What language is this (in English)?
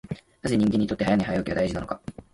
Japanese